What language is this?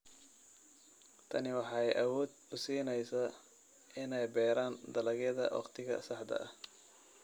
Somali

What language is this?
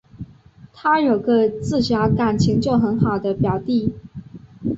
Chinese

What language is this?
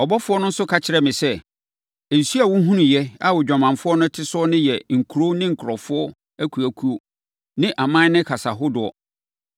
Akan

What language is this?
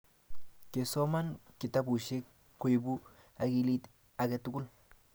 Kalenjin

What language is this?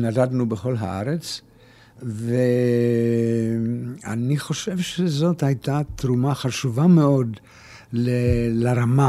Hebrew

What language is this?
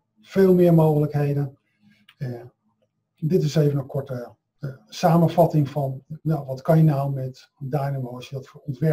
Dutch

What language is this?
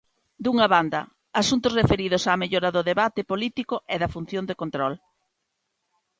Galician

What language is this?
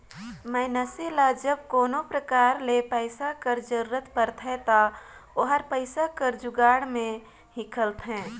Chhattisgarhi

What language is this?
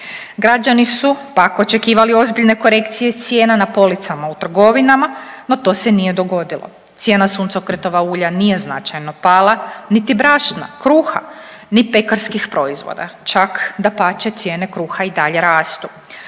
Croatian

